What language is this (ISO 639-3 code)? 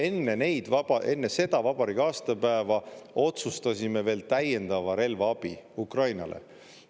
est